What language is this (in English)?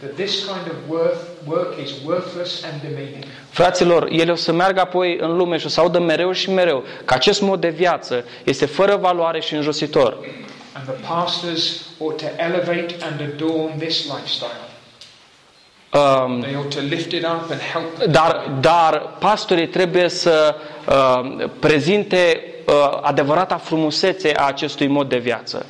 Romanian